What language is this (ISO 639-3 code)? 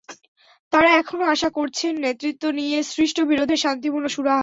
ben